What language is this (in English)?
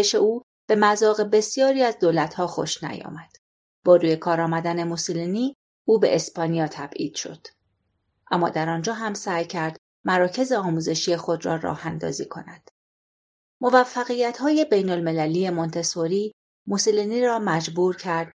Persian